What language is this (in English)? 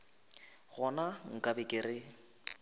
Northern Sotho